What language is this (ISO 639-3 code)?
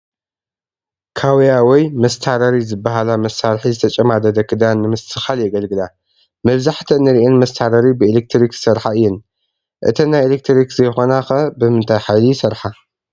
tir